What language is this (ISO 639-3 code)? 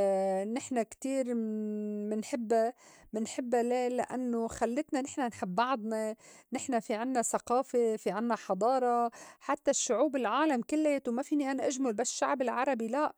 apc